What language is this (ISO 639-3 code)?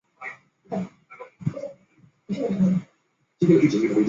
zho